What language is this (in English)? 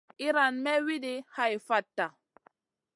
Masana